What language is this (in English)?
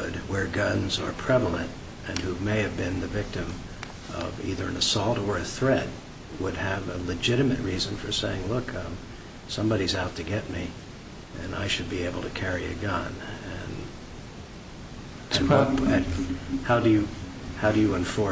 English